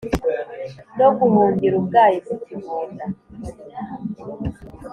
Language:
Kinyarwanda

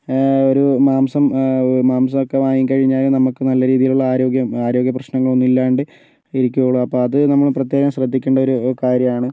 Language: Malayalam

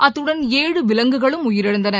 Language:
Tamil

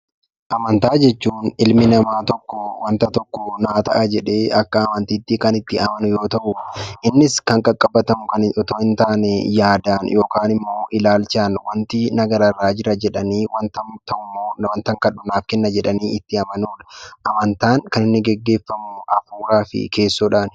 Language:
Oromo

